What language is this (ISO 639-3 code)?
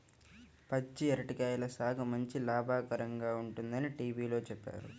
tel